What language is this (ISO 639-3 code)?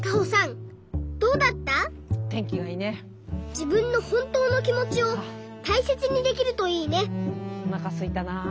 jpn